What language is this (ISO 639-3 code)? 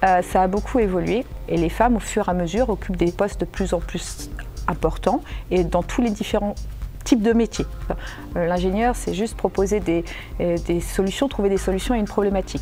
fra